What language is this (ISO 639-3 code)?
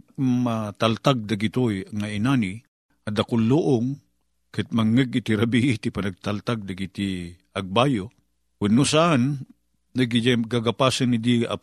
fil